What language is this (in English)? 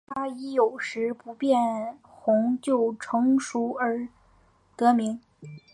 Chinese